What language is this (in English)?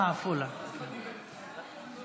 Hebrew